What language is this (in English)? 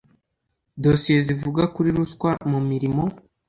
Kinyarwanda